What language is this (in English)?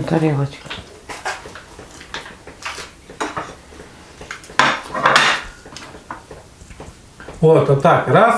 Russian